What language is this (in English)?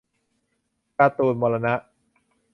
Thai